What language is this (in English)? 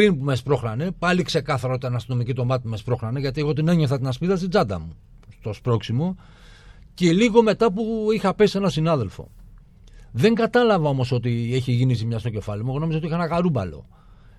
Greek